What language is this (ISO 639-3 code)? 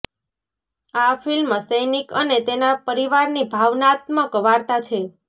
guj